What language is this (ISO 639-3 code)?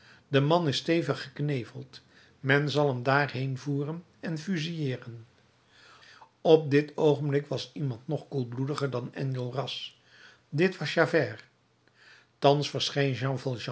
nld